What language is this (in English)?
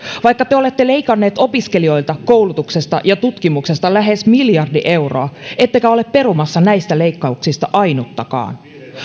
Finnish